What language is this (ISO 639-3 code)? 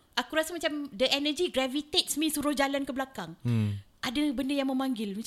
msa